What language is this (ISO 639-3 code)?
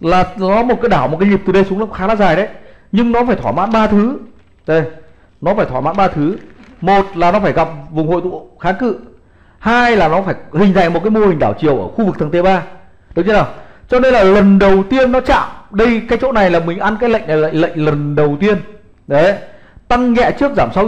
vie